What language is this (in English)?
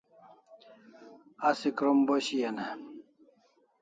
Kalasha